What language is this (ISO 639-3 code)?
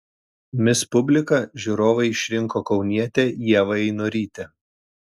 lit